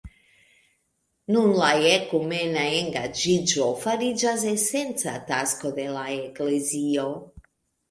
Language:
Esperanto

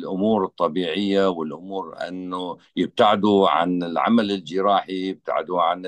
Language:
Arabic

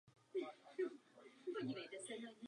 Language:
Czech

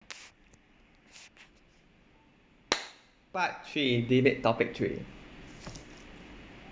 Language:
English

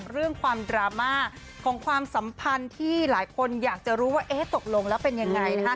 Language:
Thai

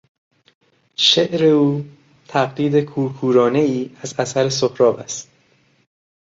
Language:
Persian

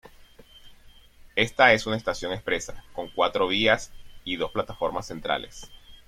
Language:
Spanish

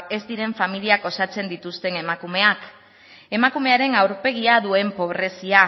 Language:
Basque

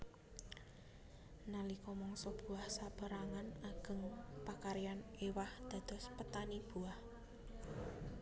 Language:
Javanese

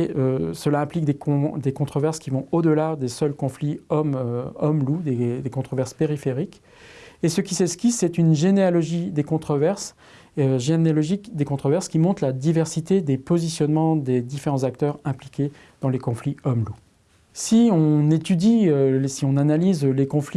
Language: French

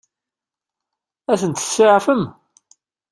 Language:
Kabyle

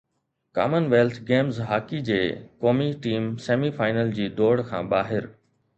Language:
Sindhi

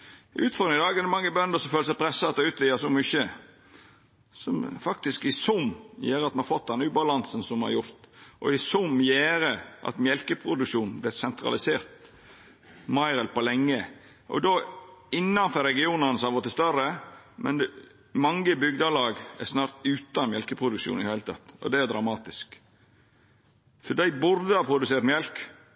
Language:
Norwegian Nynorsk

